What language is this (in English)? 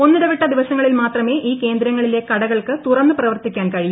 Malayalam